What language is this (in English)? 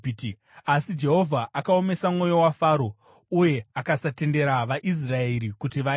Shona